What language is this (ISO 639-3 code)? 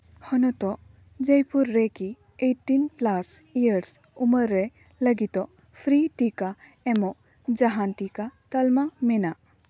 sat